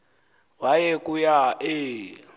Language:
Xhosa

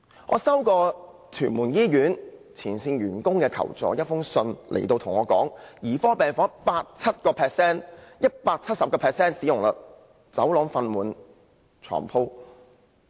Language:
Cantonese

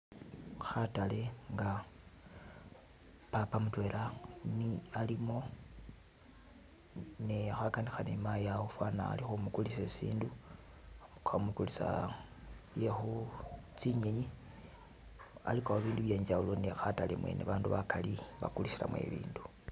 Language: Masaaba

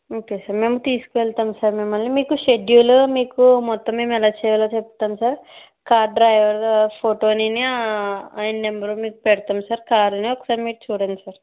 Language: Telugu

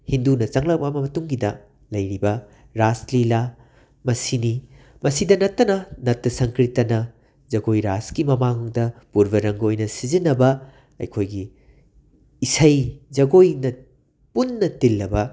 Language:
Manipuri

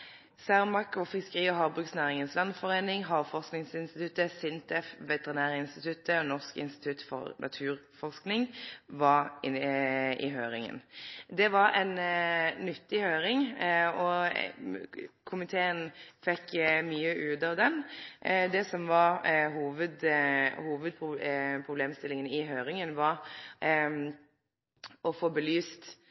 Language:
Norwegian Nynorsk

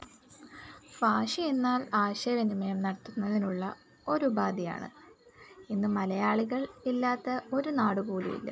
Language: Malayalam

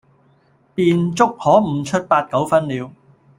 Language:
Cantonese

